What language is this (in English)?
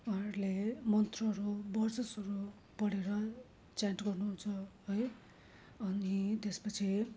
Nepali